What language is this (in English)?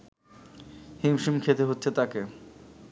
Bangla